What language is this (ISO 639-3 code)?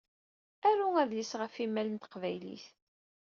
kab